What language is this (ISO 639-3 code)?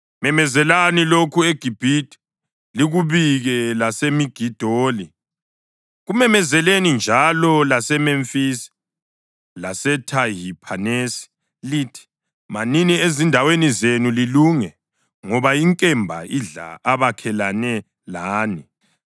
nde